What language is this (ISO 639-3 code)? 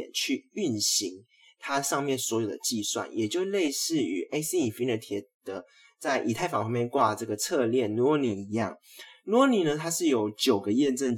zho